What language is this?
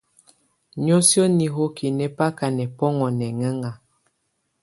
Tunen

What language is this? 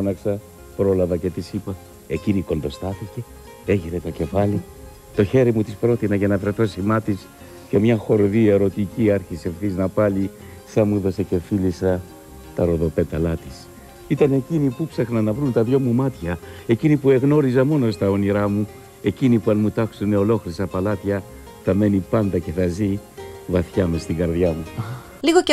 Greek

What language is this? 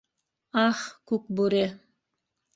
Bashkir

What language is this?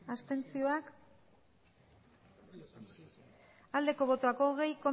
Basque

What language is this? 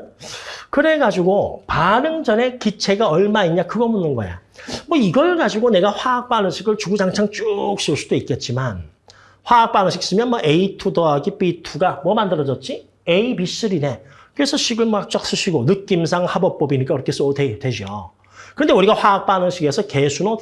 Korean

